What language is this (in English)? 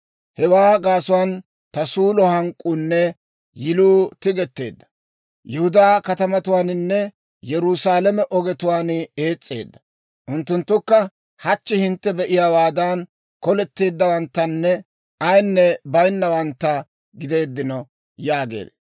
Dawro